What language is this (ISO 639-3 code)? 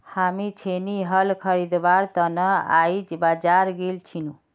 mag